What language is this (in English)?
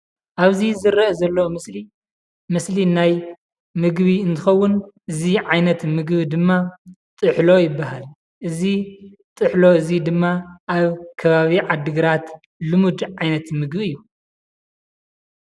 Tigrinya